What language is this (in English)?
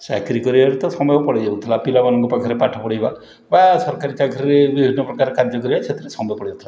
Odia